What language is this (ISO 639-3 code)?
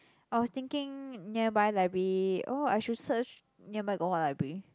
eng